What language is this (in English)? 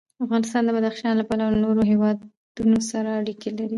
Pashto